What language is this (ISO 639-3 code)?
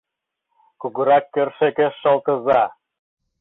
chm